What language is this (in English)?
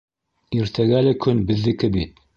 Bashkir